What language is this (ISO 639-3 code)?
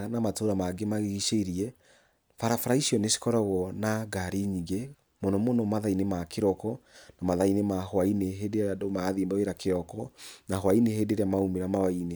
kik